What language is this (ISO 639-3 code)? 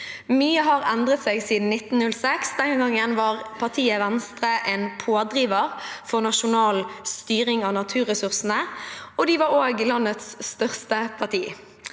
nor